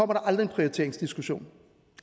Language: Danish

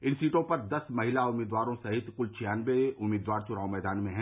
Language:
Hindi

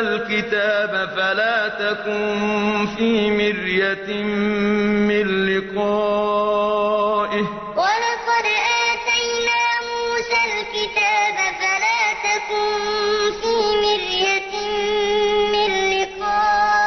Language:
Arabic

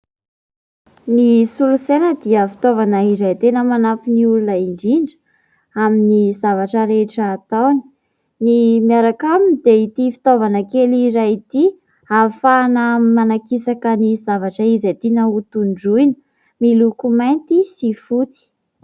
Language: Malagasy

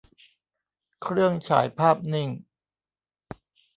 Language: Thai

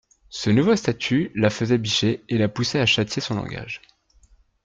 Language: French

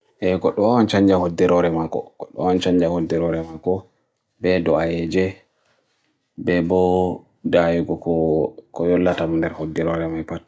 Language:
Bagirmi Fulfulde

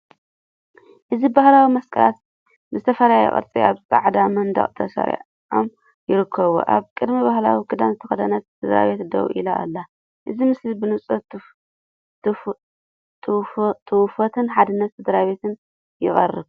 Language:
Tigrinya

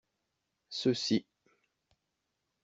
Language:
French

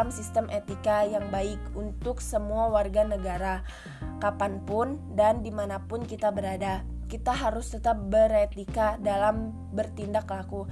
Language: Indonesian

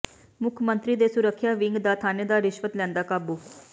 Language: Punjabi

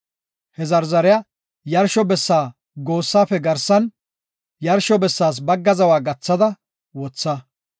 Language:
Gofa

